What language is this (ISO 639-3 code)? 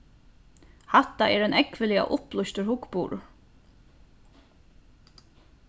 fao